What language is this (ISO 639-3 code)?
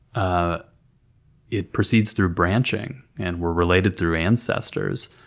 eng